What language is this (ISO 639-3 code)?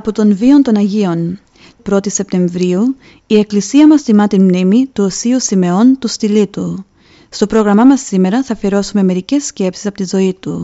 ell